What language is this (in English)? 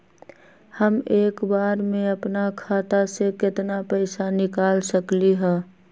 Magahi